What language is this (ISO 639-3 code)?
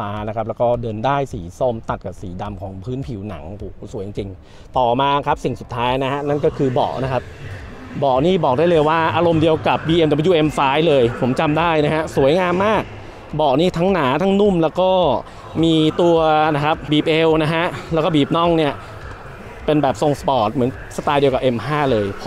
tha